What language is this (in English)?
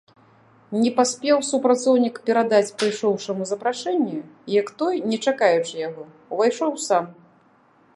Belarusian